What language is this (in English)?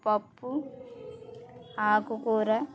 Telugu